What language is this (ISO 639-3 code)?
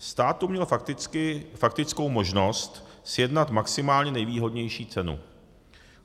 ces